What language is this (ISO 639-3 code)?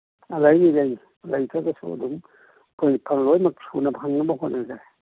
mni